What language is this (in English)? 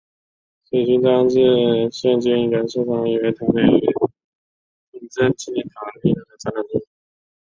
Chinese